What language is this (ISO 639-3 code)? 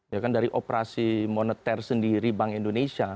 ind